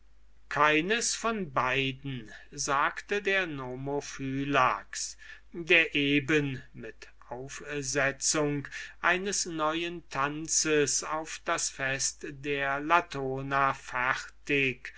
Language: German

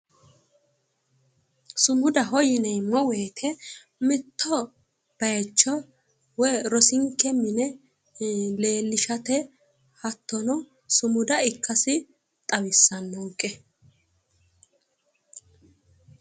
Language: Sidamo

